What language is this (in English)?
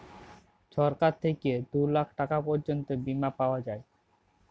Bangla